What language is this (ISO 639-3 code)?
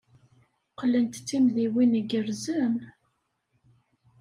kab